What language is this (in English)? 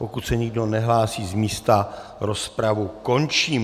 Czech